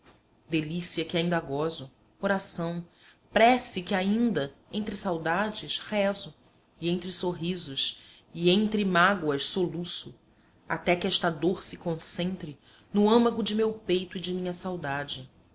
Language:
Portuguese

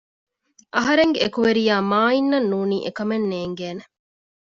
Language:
Divehi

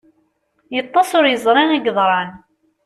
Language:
Kabyle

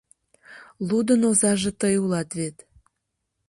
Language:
Mari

